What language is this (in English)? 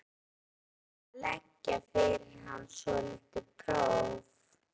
Icelandic